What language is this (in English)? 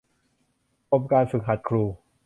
Thai